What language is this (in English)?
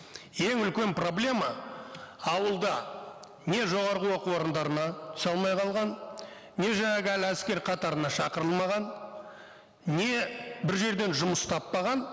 Kazakh